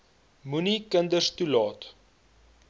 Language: Afrikaans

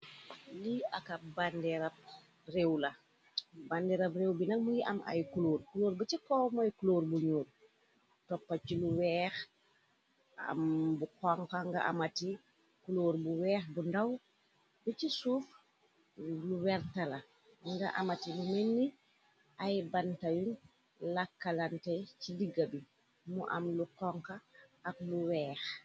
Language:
Wolof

